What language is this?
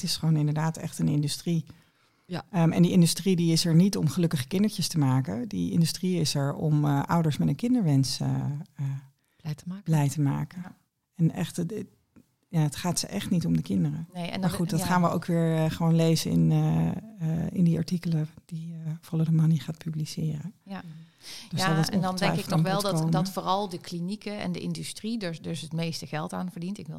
Dutch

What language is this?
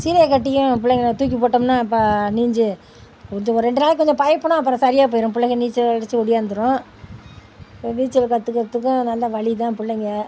Tamil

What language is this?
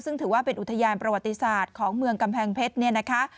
Thai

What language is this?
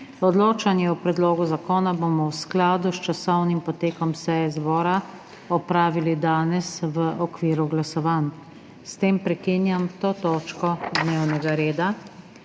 Slovenian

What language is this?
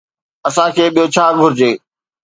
Sindhi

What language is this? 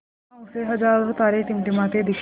Hindi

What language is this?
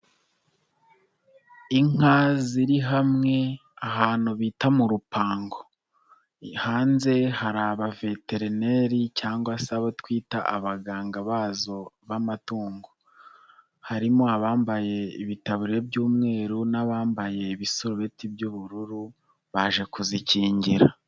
Kinyarwanda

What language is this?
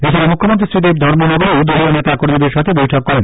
Bangla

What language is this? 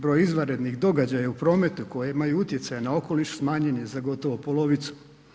Croatian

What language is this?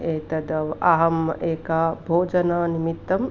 Sanskrit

